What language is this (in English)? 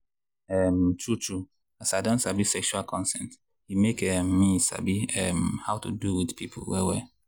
Nigerian Pidgin